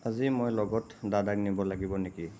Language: Assamese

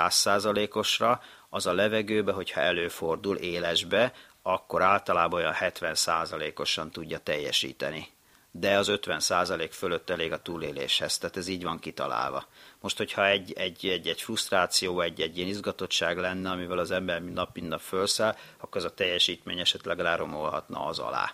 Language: Hungarian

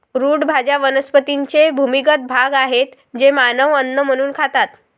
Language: Marathi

